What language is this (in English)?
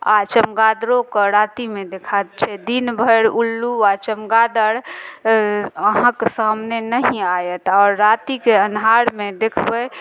Maithili